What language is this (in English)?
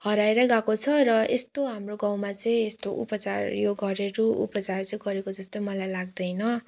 Nepali